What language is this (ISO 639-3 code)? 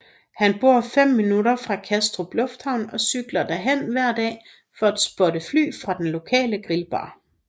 dan